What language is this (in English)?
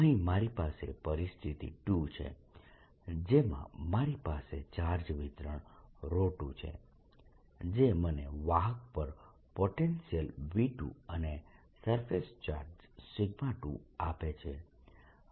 Gujarati